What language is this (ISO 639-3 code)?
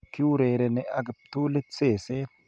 kln